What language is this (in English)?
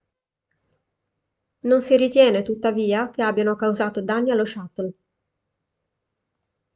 Italian